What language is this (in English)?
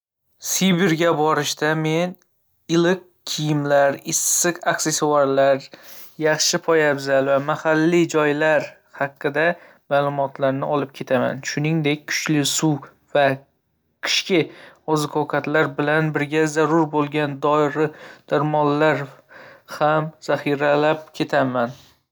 Uzbek